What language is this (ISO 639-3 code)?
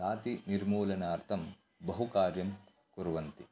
san